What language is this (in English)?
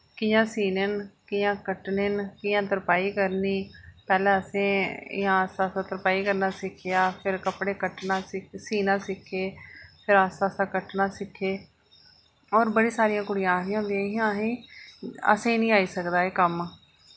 Dogri